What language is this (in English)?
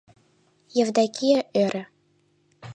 Mari